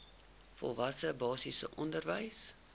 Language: Afrikaans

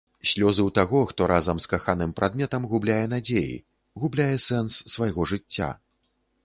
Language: Belarusian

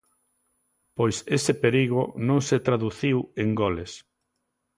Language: Galician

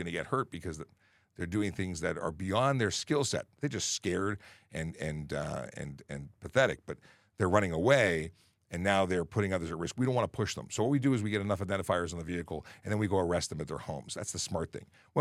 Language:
English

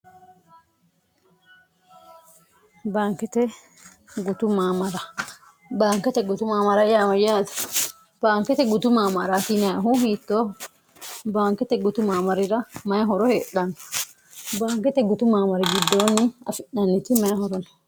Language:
Sidamo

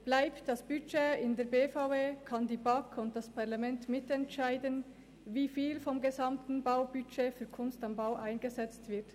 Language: Swiss German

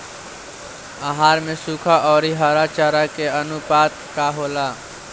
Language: Bhojpuri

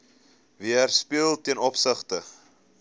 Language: Afrikaans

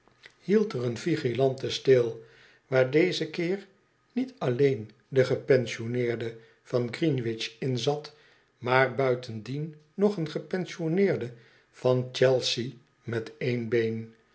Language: Dutch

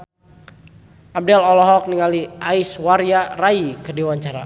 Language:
Sundanese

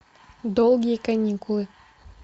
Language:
Russian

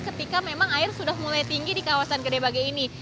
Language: Indonesian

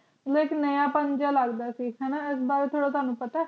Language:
Punjabi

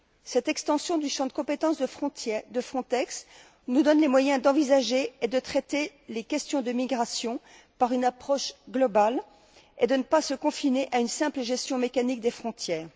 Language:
French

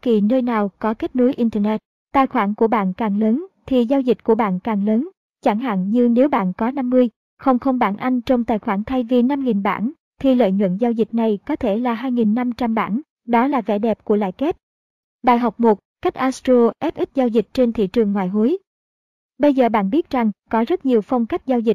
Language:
Vietnamese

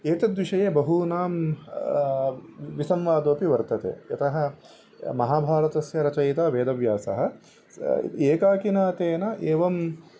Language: Sanskrit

